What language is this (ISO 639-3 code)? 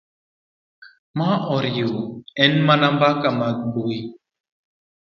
luo